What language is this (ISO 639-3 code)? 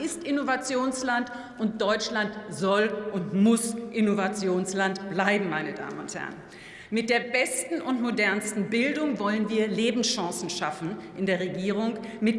deu